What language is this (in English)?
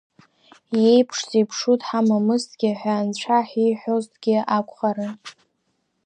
Abkhazian